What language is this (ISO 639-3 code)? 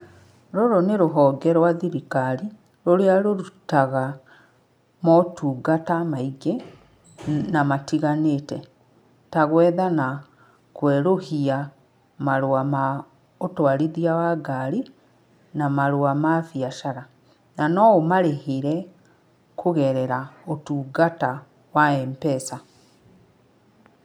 kik